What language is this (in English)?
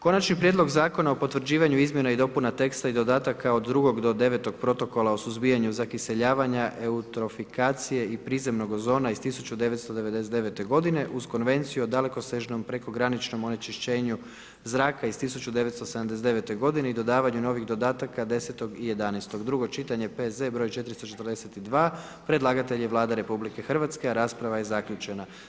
Croatian